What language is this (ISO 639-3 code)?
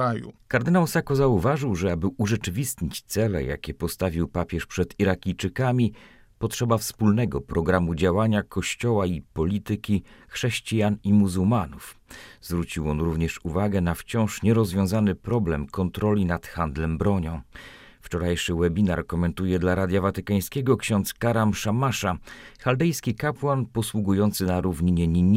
pol